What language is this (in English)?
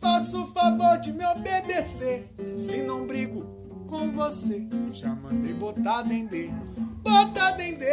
Portuguese